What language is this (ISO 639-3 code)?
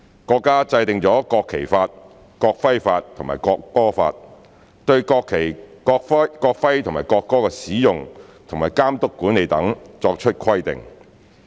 yue